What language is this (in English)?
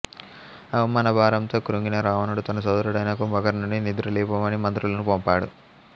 Telugu